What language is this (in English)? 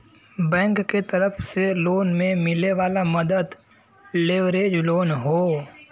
Bhojpuri